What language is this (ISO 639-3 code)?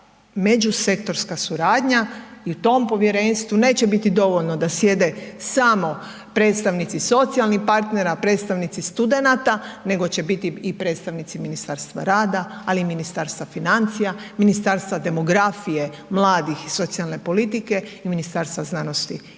hrv